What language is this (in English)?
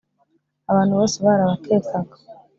Kinyarwanda